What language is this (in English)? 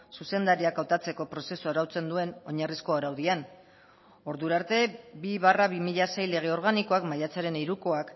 Basque